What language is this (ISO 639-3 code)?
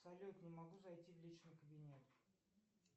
rus